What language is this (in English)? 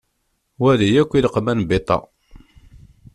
Kabyle